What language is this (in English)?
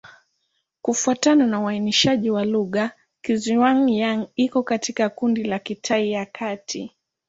Swahili